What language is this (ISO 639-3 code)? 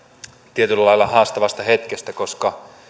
fin